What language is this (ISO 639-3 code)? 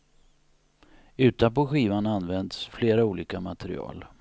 swe